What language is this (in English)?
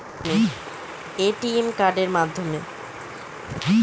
Bangla